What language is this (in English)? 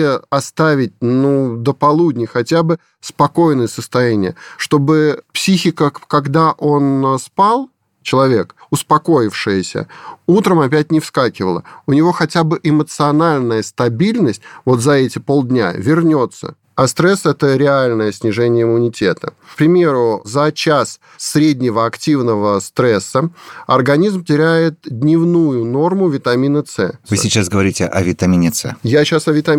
Russian